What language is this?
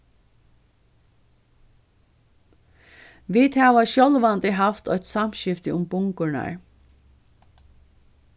Faroese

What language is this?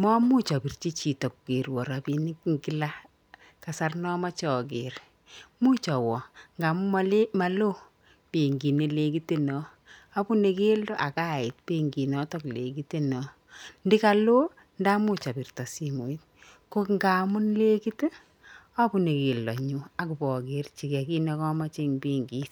Kalenjin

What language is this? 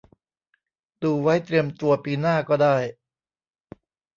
Thai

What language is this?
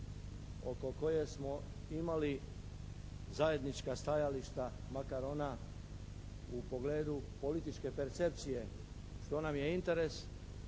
Croatian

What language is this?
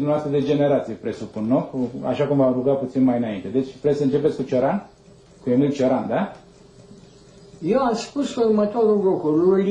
Romanian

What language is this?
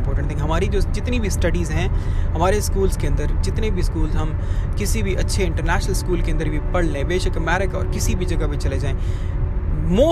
Hindi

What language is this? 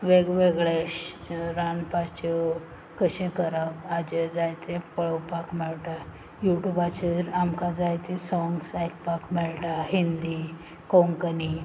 Konkani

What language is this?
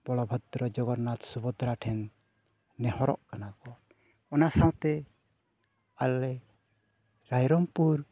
Santali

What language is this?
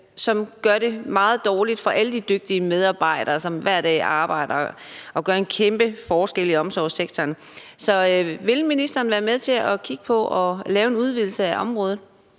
Danish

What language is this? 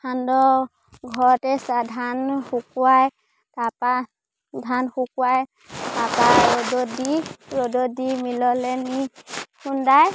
Assamese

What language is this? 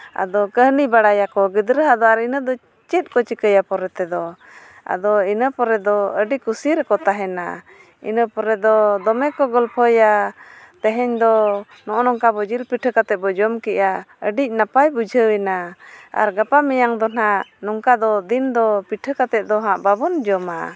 Santali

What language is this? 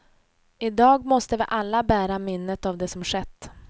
Swedish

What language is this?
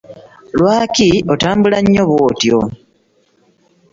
Ganda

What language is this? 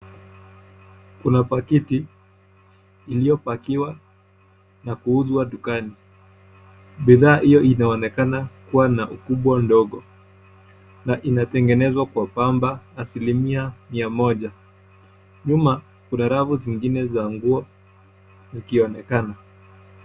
Swahili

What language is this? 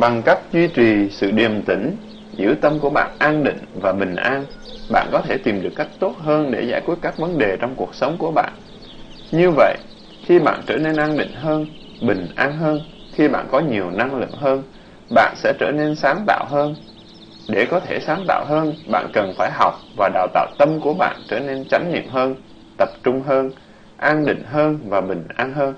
Vietnamese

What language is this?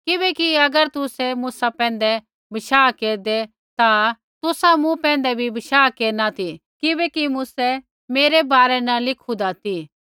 Kullu Pahari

